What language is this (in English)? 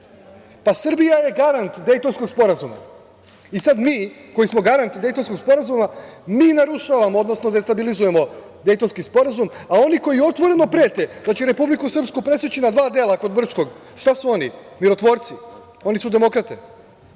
Serbian